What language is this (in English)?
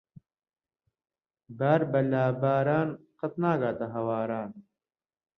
Central Kurdish